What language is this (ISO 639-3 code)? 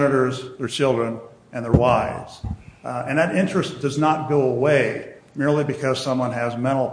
eng